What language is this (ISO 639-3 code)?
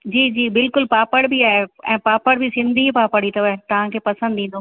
snd